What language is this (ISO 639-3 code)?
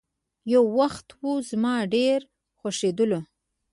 pus